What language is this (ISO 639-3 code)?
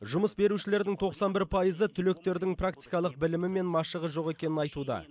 kaz